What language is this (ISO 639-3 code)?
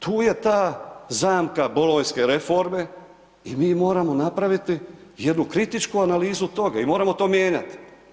hrv